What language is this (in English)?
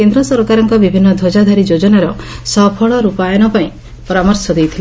Odia